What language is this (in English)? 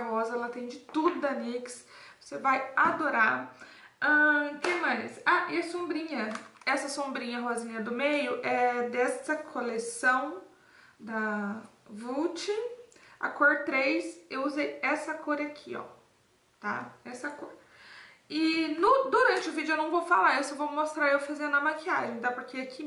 Portuguese